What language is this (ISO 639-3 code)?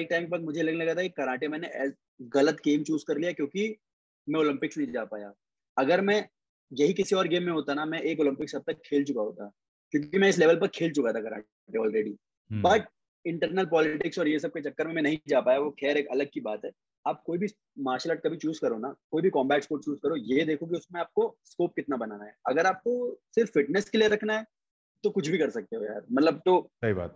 hin